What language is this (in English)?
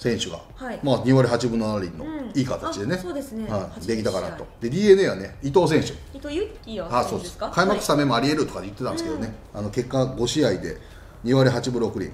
Japanese